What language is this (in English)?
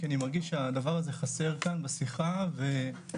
Hebrew